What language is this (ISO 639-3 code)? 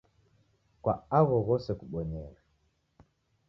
dav